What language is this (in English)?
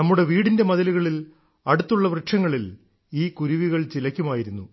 Malayalam